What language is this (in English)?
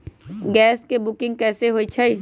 Magahi